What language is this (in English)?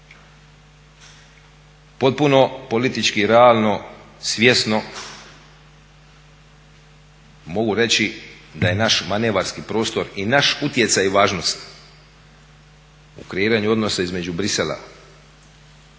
Croatian